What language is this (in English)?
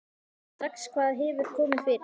Icelandic